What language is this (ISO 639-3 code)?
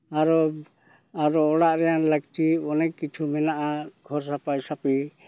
sat